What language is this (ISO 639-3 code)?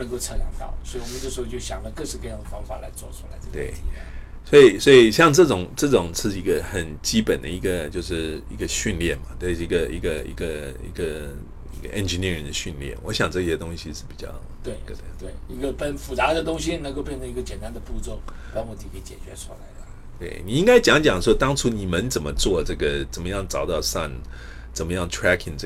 zho